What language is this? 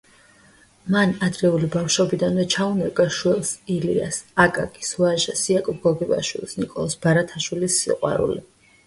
Georgian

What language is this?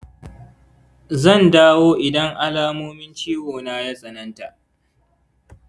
Hausa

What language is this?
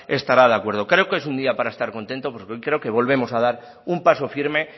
Spanish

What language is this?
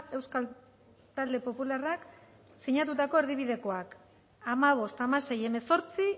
Basque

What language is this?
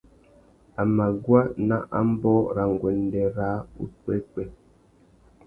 Tuki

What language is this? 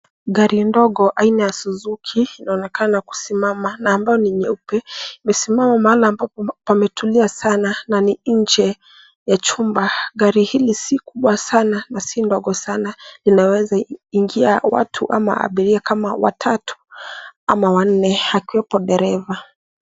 Swahili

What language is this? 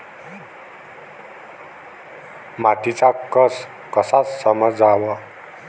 Marathi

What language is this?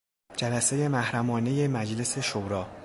Persian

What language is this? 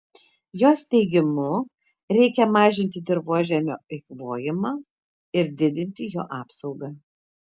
Lithuanian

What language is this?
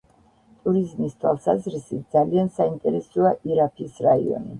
Georgian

